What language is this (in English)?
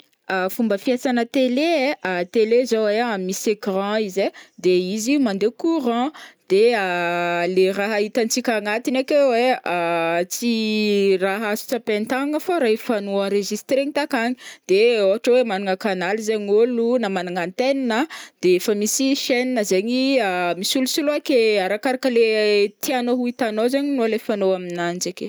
Northern Betsimisaraka Malagasy